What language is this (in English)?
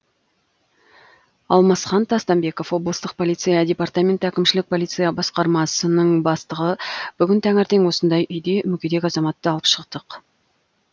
Kazakh